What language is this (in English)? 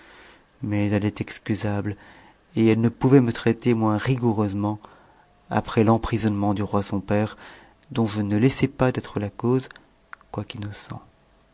French